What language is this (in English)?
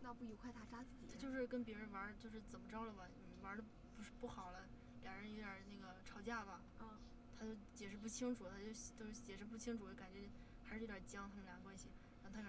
Chinese